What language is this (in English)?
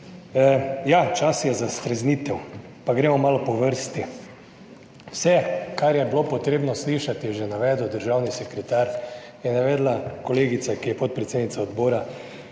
Slovenian